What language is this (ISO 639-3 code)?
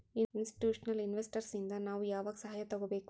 kan